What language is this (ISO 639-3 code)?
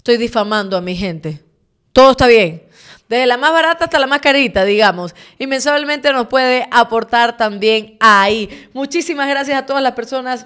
spa